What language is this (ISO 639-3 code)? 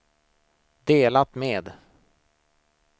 swe